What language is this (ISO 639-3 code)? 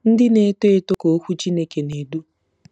ibo